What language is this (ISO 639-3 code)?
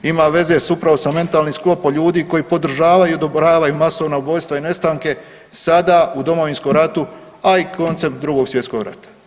hrv